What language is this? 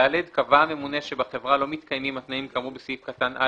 Hebrew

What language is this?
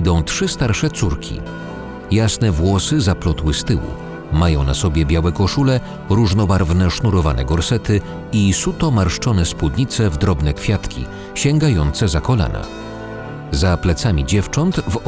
Polish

